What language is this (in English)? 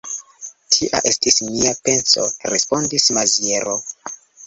Esperanto